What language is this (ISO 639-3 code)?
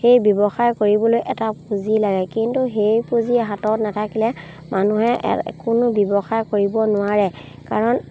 asm